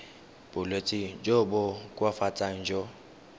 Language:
Tswana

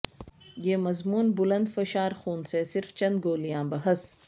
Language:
Urdu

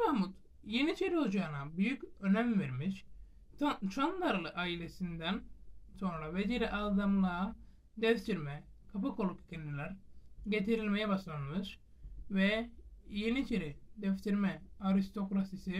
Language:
Turkish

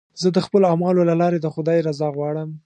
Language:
Pashto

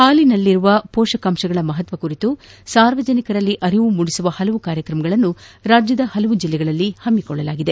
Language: Kannada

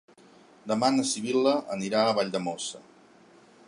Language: Catalan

